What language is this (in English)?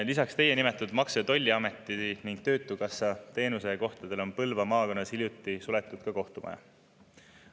Estonian